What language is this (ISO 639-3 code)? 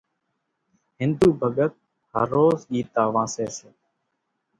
gjk